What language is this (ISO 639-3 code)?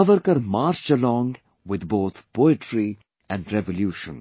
eng